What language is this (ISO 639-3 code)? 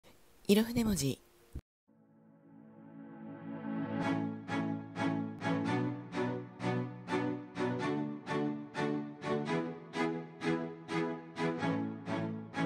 jpn